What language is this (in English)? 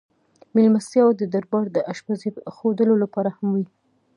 Pashto